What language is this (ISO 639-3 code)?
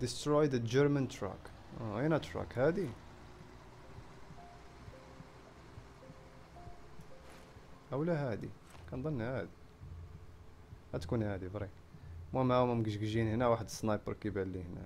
ara